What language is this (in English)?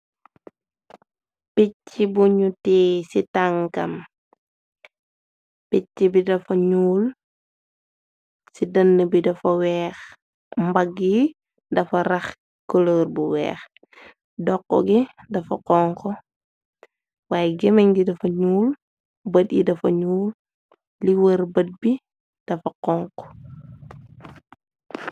Wolof